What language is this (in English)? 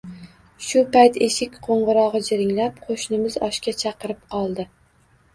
Uzbek